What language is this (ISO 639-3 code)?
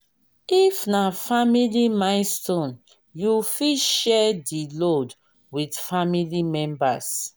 pcm